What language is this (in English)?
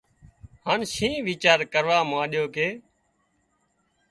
Wadiyara Koli